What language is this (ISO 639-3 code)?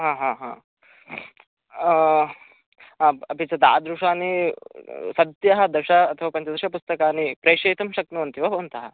san